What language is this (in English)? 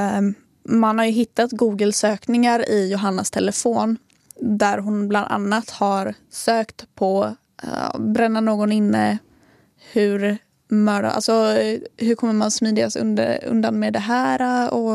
Swedish